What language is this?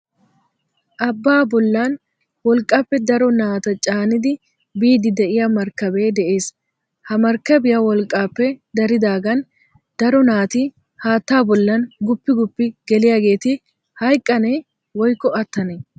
Wolaytta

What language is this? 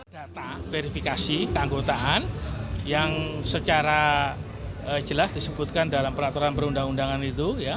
Indonesian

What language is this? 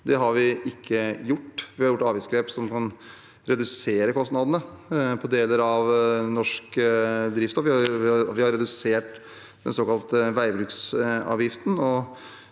Norwegian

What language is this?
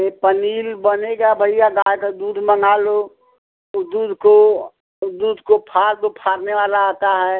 Hindi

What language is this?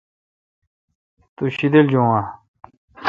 Kalkoti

